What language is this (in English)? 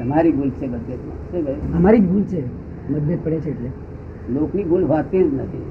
Gujarati